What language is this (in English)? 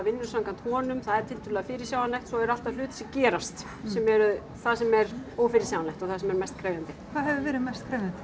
Icelandic